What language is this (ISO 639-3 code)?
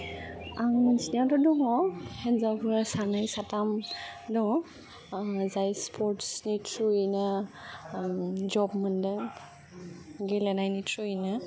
brx